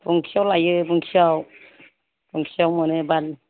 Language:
Bodo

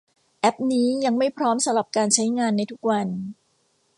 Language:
Thai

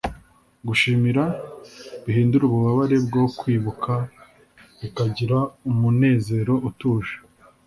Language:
Kinyarwanda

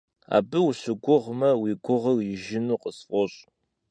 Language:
Kabardian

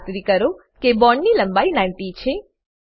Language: Gujarati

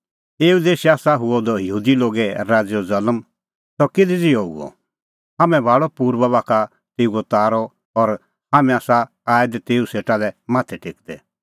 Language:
Kullu Pahari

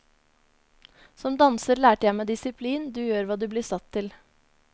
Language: Norwegian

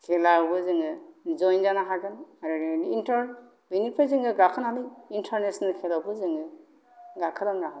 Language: Bodo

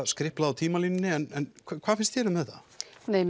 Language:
Icelandic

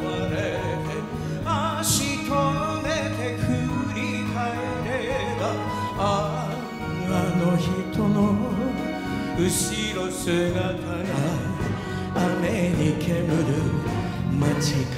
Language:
Japanese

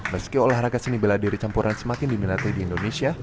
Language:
Indonesian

